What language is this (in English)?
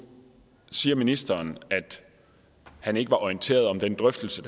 Danish